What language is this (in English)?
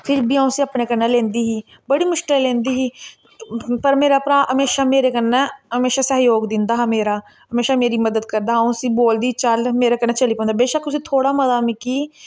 Dogri